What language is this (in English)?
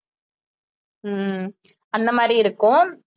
Tamil